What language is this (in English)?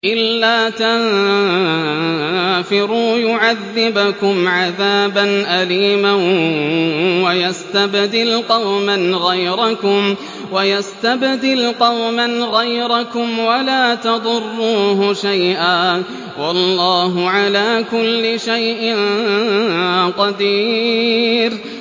Arabic